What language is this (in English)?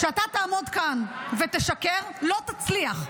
Hebrew